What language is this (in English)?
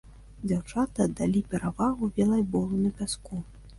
Belarusian